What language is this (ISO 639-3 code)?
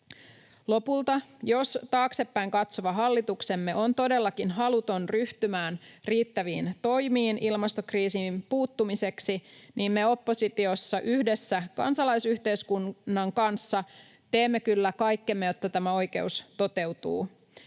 fin